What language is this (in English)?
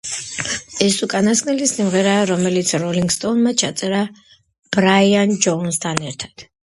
Georgian